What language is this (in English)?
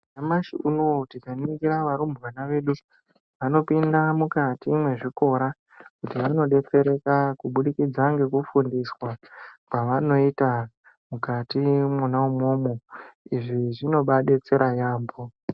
Ndau